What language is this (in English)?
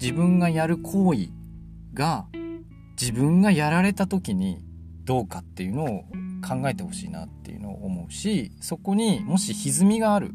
Japanese